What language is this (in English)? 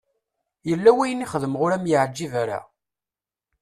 Kabyle